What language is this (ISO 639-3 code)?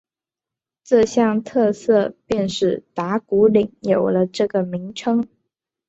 zho